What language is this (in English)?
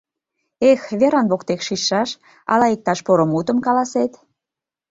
Mari